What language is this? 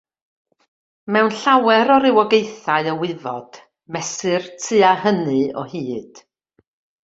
Welsh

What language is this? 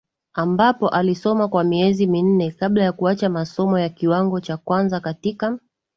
Swahili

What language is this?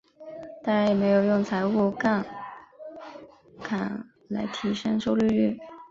Chinese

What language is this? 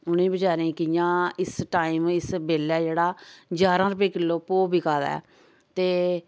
Dogri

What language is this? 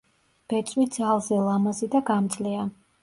Georgian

